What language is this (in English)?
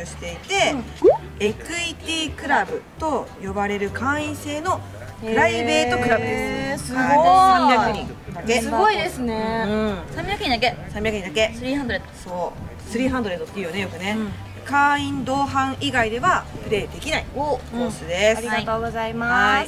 Japanese